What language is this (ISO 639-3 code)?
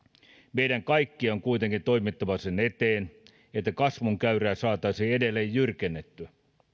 fin